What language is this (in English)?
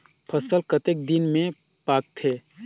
Chhattisgarhi